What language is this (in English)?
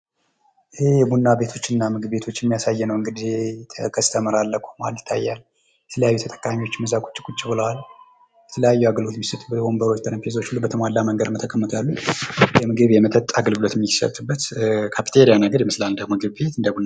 Amharic